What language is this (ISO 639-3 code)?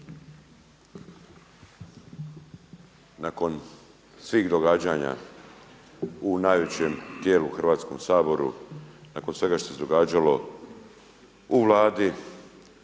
hrv